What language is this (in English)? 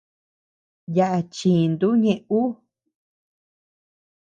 Tepeuxila Cuicatec